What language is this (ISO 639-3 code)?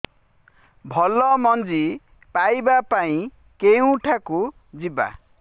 ori